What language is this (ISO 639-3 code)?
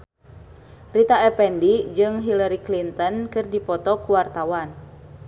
sun